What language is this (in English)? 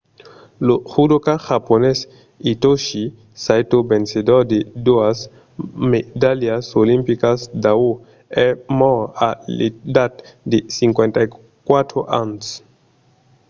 Occitan